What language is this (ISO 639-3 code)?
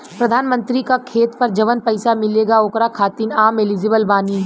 bho